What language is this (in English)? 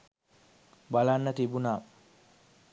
Sinhala